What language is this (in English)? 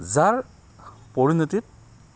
Assamese